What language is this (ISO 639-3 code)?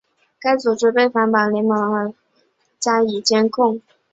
zho